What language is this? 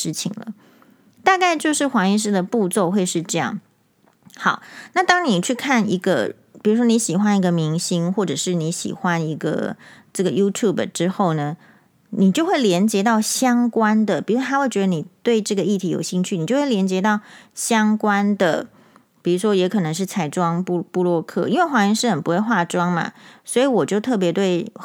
Chinese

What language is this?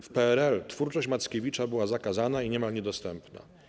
Polish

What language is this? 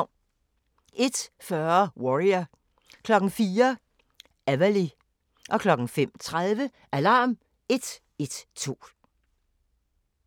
Danish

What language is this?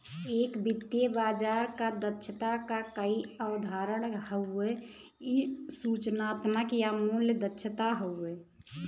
Bhojpuri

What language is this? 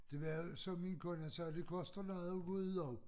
Danish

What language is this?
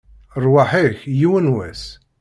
Kabyle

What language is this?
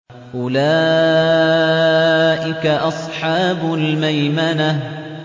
Arabic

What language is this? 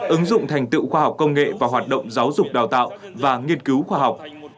Vietnamese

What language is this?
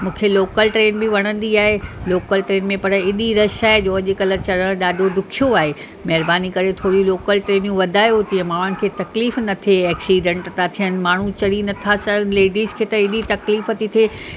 Sindhi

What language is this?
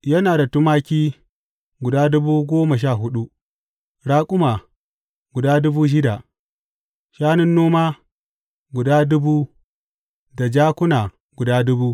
Hausa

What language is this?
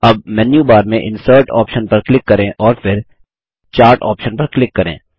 Hindi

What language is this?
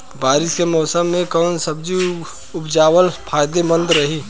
Bhojpuri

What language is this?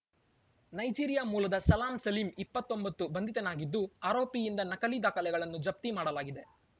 Kannada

